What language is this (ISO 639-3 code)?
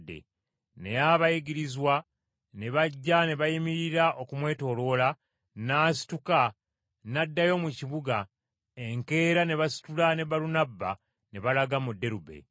lug